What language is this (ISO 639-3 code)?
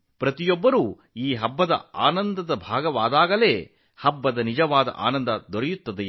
kan